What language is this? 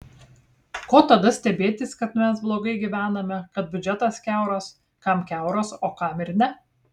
Lithuanian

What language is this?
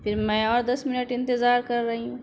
Urdu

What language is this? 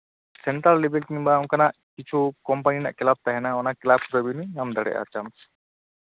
Santali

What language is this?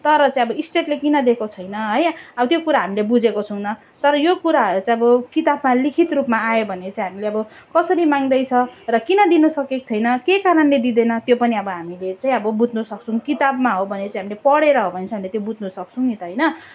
Nepali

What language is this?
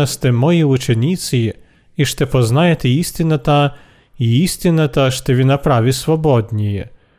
Bulgarian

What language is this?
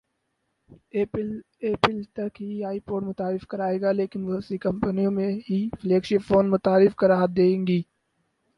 Urdu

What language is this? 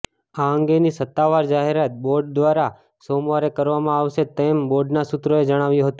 Gujarati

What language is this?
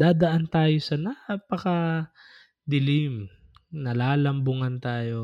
Filipino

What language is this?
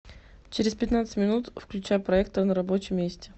Russian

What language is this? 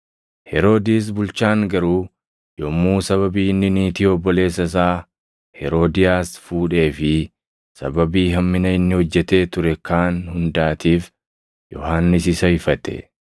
Oromo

